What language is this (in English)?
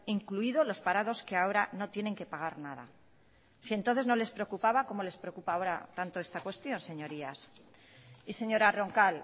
Spanish